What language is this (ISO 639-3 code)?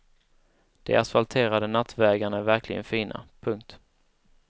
swe